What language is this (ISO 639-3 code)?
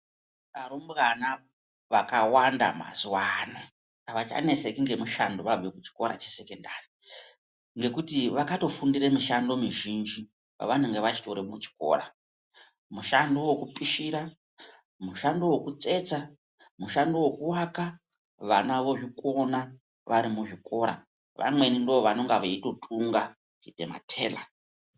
ndc